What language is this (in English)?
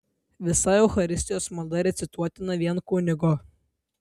Lithuanian